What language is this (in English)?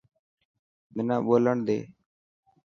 Dhatki